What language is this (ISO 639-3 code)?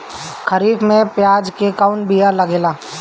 bho